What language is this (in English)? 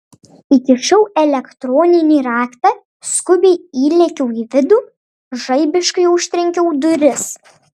Lithuanian